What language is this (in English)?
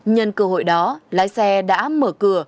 Vietnamese